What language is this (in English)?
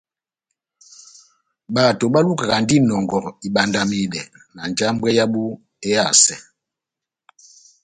Batanga